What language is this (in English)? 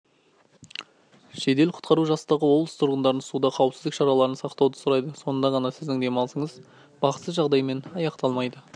Kazakh